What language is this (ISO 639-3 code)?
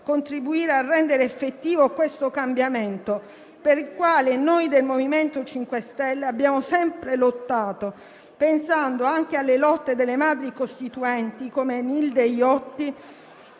ita